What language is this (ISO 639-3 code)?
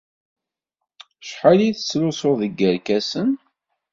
kab